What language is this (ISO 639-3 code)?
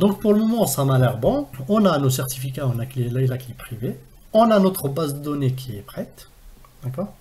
fra